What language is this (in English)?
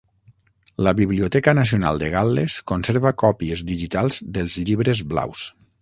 Catalan